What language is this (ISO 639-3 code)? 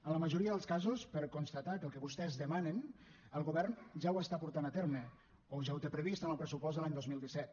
cat